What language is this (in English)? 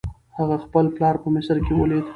Pashto